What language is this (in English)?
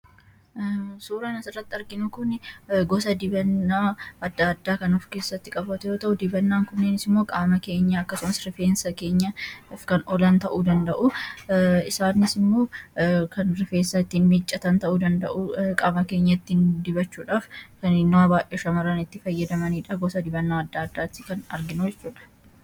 Oromo